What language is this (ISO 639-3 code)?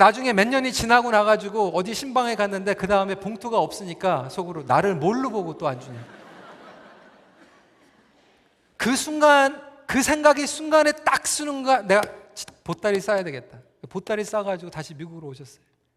kor